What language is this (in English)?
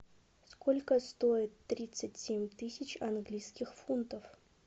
Russian